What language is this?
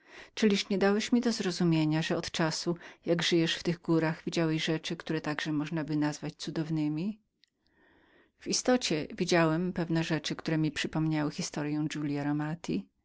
Polish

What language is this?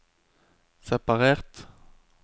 Norwegian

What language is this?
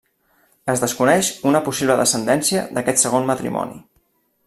Catalan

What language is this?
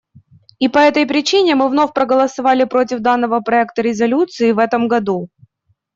Russian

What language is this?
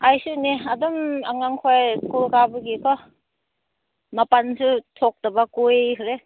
Manipuri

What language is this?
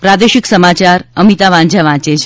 Gujarati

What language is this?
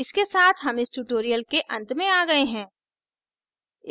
Hindi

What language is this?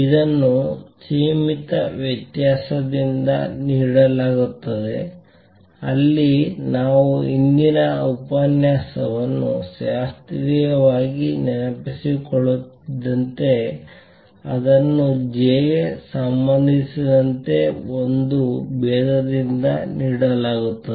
Kannada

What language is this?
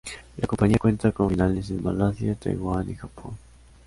Spanish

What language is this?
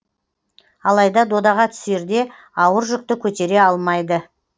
Kazakh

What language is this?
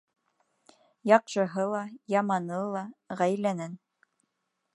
Bashkir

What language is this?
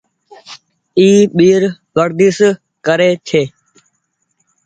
Goaria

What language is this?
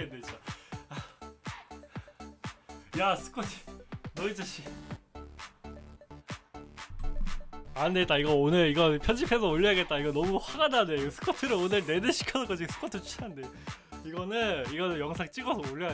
Korean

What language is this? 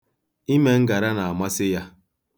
Igbo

